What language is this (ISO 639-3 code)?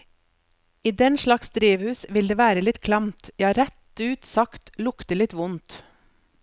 nor